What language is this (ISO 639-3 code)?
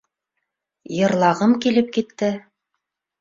bak